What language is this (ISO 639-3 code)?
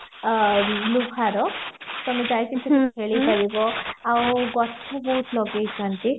ori